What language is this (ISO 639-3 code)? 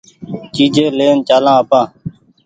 gig